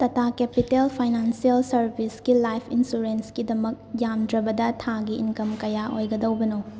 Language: Manipuri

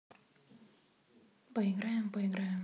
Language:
Russian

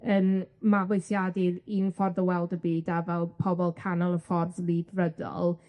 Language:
Welsh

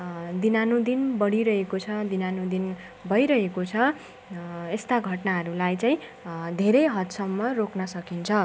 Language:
Nepali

